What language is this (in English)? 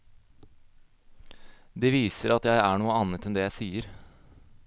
Norwegian